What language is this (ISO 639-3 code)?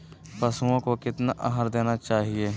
mag